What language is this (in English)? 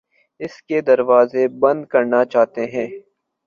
Urdu